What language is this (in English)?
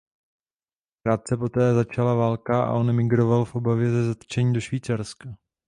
Czech